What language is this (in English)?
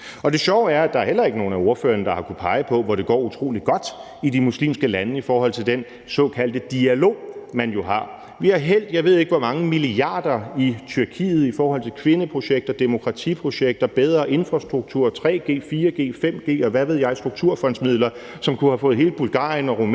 Danish